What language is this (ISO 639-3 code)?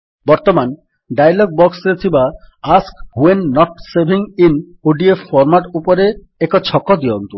ori